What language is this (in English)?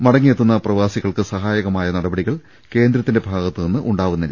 Malayalam